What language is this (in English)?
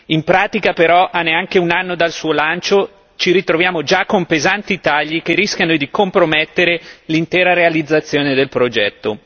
Italian